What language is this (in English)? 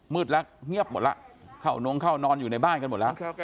Thai